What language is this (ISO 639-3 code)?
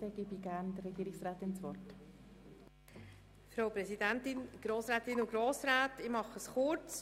gsw